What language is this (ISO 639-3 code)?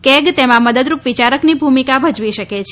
guj